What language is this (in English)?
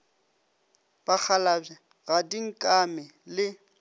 Northern Sotho